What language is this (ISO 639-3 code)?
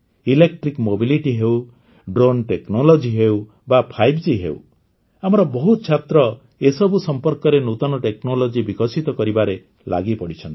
ori